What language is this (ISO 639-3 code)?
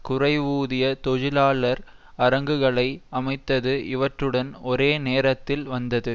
tam